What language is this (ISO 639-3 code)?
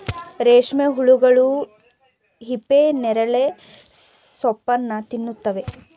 kan